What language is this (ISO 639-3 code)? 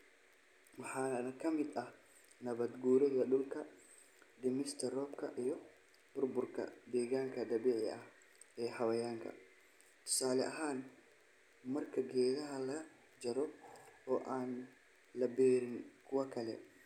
som